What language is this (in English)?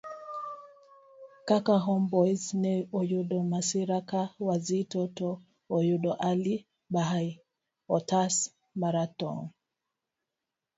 Luo (Kenya and Tanzania)